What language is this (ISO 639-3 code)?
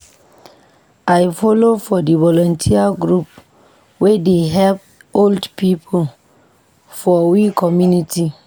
pcm